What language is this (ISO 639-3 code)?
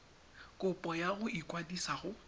tsn